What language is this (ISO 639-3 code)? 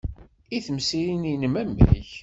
kab